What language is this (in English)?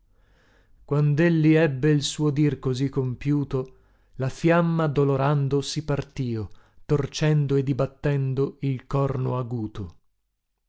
Italian